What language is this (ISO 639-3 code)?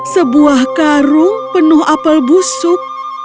ind